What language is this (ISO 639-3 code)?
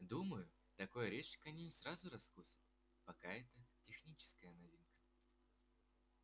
rus